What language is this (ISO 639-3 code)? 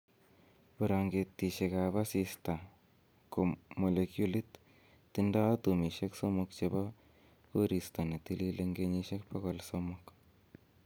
kln